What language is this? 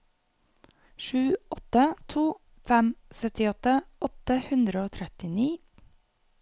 Norwegian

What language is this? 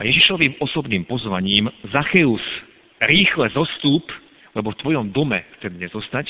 Slovak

